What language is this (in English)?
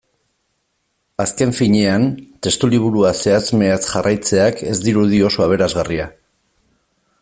Basque